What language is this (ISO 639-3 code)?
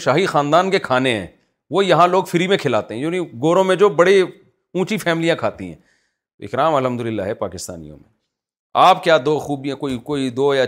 urd